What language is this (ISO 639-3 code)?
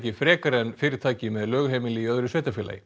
isl